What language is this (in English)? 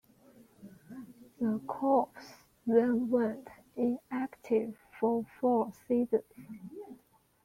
English